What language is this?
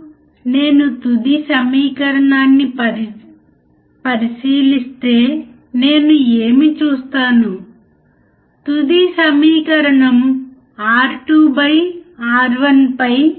Telugu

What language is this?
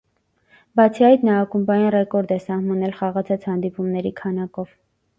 Armenian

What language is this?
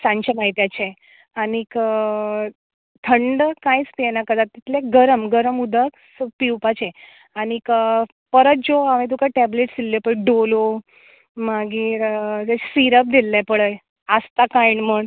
Konkani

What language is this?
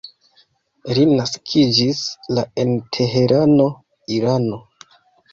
Esperanto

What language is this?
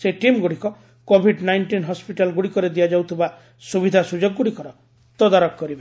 Odia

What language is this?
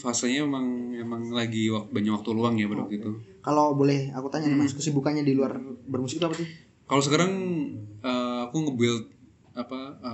Indonesian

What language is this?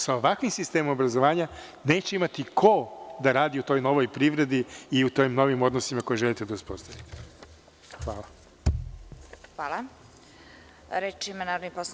Serbian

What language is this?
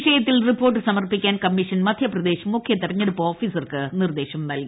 Malayalam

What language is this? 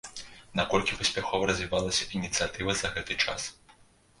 Belarusian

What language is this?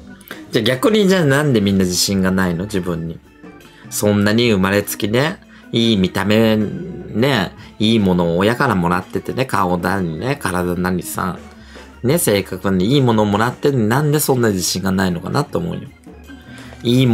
Japanese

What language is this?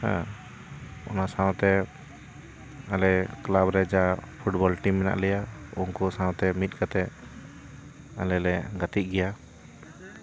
Santali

